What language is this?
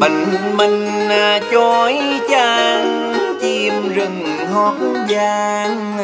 Vietnamese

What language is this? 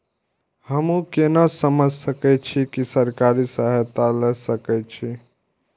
Maithili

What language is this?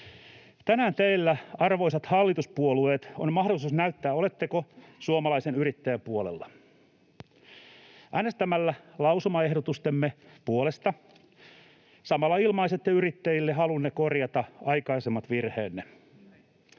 Finnish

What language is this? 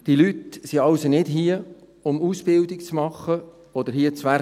Swiss German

